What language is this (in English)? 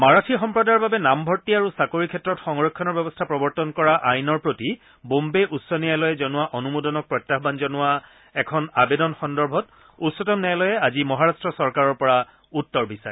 Assamese